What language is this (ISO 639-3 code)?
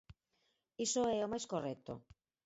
glg